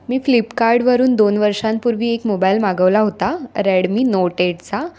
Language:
Marathi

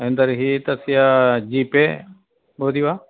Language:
Sanskrit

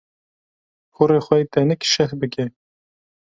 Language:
Kurdish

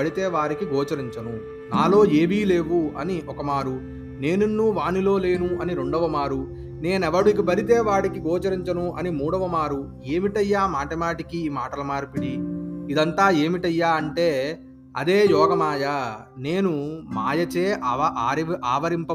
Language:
Telugu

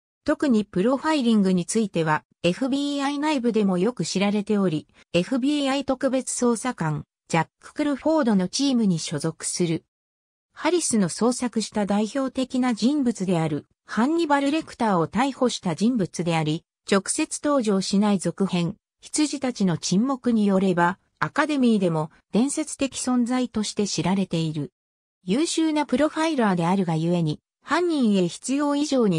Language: Japanese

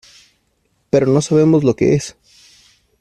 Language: Spanish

